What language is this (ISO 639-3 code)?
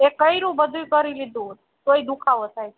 guj